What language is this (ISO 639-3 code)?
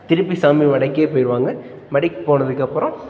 tam